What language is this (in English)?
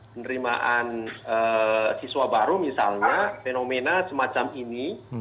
Indonesian